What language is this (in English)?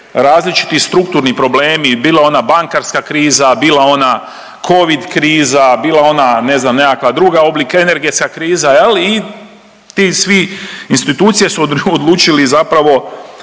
Croatian